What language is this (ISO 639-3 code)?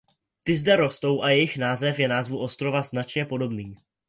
ces